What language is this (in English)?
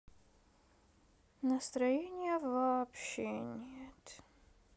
Russian